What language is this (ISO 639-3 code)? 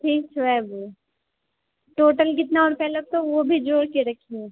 mai